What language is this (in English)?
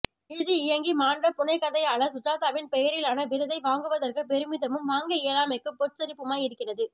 Tamil